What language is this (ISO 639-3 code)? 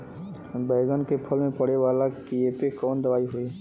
bho